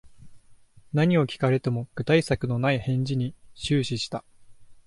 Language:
Japanese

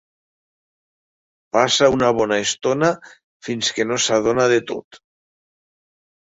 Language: Catalan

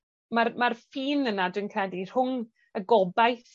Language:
Welsh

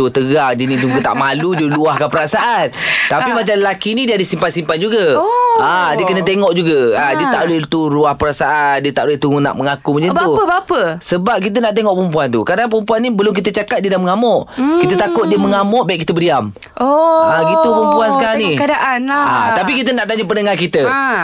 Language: Malay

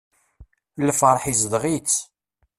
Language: Kabyle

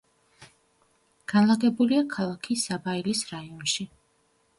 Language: Georgian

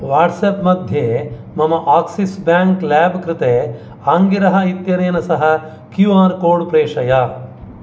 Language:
Sanskrit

